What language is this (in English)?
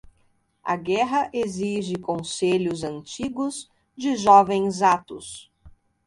Portuguese